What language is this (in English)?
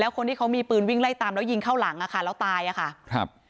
Thai